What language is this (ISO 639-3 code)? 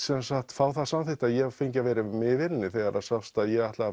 isl